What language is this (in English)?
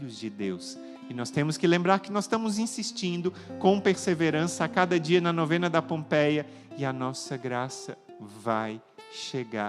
Portuguese